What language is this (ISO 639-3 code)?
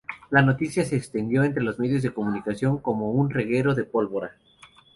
spa